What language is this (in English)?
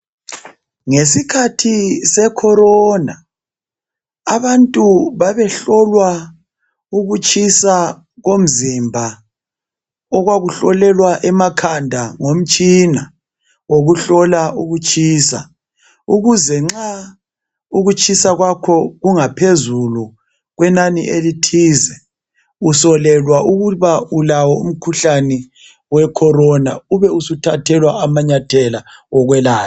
North Ndebele